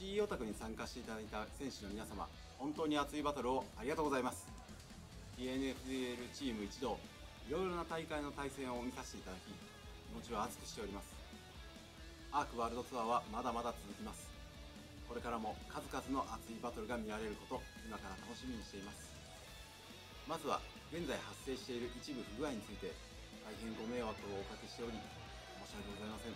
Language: Korean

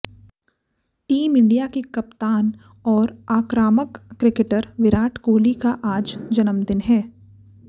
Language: Hindi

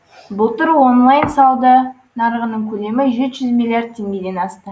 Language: Kazakh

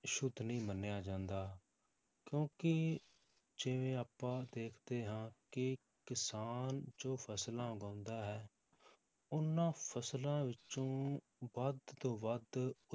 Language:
Punjabi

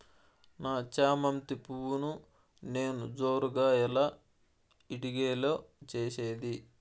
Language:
Telugu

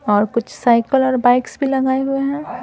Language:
Hindi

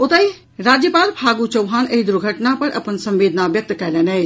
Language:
Maithili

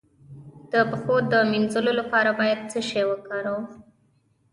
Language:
Pashto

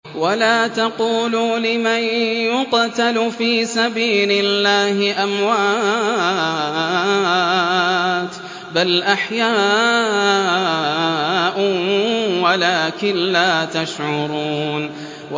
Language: Arabic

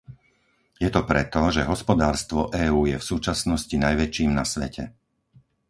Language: Slovak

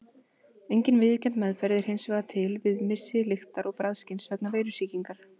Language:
Icelandic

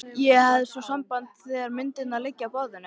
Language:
Icelandic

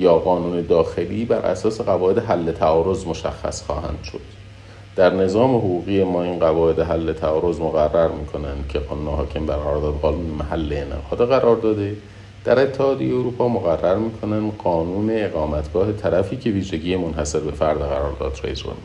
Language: Persian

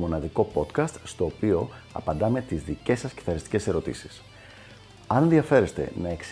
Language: Greek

